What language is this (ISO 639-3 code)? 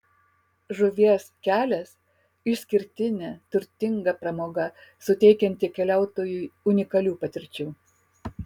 lit